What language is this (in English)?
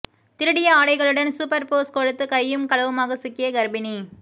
Tamil